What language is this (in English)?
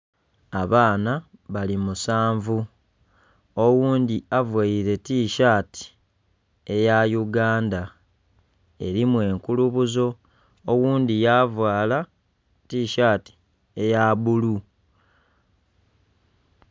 Soga